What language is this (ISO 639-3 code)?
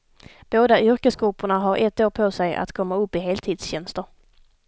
swe